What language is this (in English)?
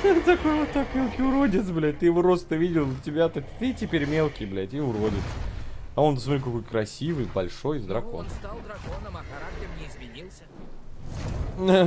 Russian